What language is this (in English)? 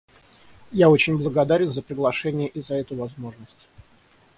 Russian